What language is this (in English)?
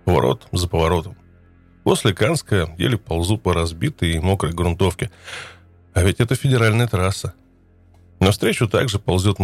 Russian